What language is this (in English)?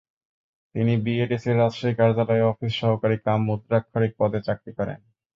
Bangla